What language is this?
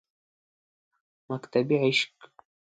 Pashto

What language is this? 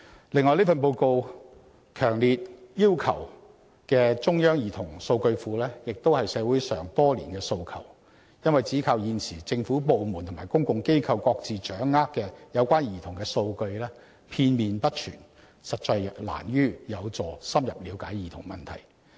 Cantonese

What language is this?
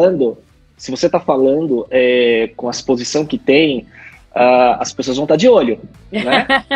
Portuguese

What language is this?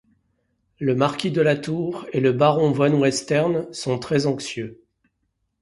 French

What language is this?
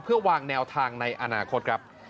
Thai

